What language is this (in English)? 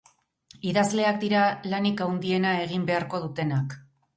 Basque